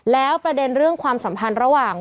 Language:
Thai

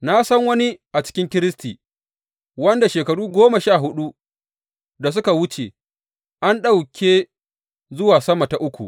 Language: Hausa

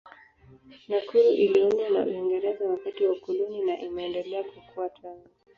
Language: Swahili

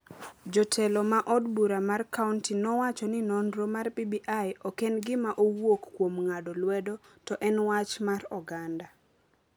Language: Luo (Kenya and Tanzania)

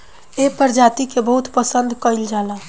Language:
Bhojpuri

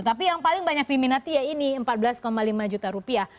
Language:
Indonesian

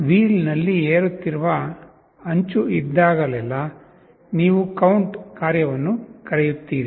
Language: Kannada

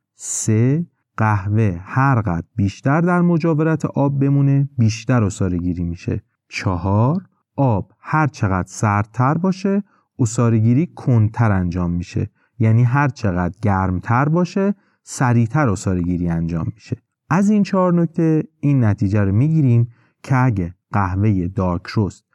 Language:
Persian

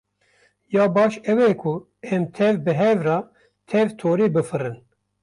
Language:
Kurdish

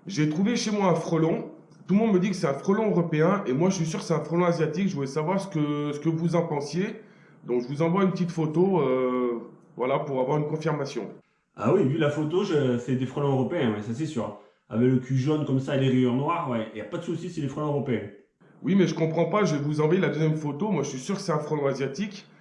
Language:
French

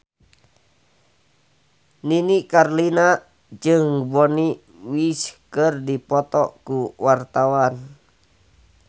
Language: Sundanese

